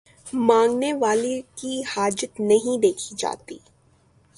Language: Urdu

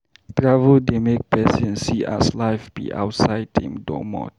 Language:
Nigerian Pidgin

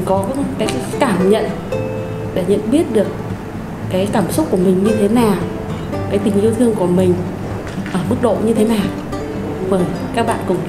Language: Vietnamese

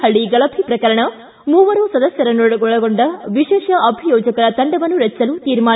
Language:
Kannada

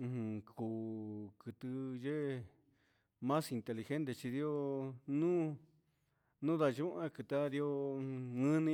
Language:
Huitepec Mixtec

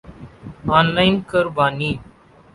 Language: Urdu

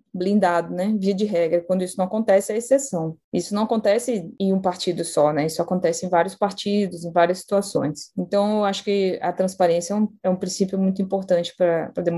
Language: Portuguese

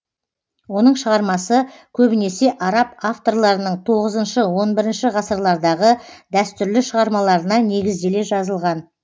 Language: Kazakh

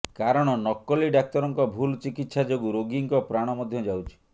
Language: Odia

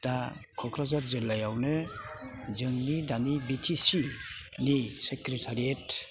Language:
Bodo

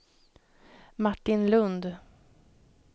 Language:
Swedish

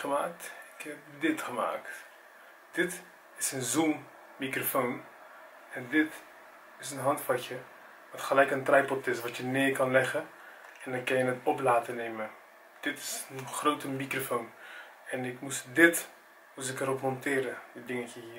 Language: Dutch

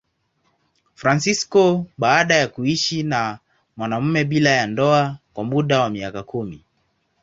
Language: Swahili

